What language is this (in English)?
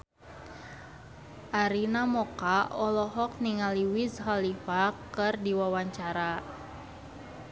Sundanese